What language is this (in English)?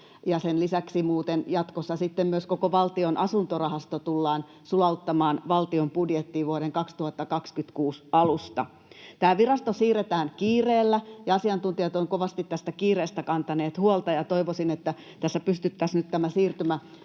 Finnish